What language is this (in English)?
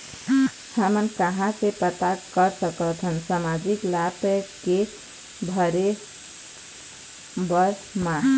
Chhattisgarhi